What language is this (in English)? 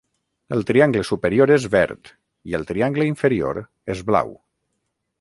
Catalan